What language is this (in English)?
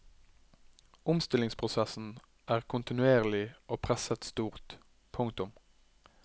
Norwegian